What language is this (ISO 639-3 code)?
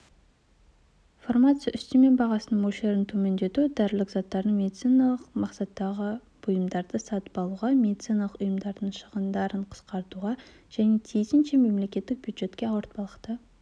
kaz